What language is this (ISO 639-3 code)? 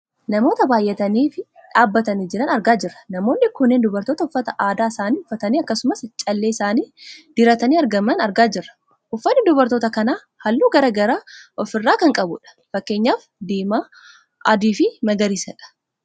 orm